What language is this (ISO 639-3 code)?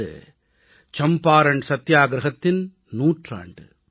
tam